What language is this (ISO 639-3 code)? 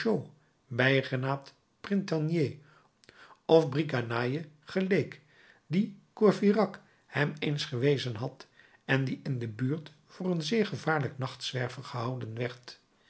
nld